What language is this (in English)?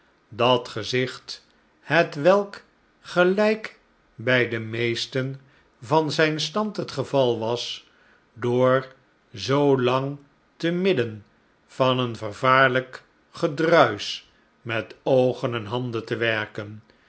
Dutch